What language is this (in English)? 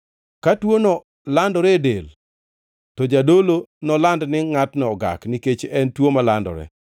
Luo (Kenya and Tanzania)